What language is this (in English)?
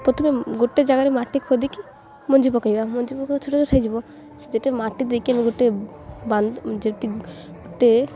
Odia